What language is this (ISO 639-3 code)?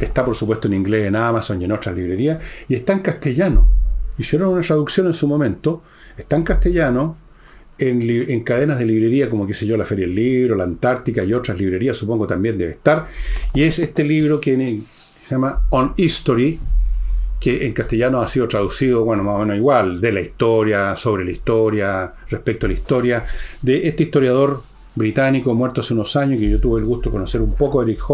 spa